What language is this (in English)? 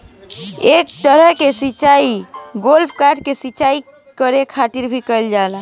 Bhojpuri